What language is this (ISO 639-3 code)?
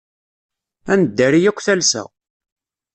kab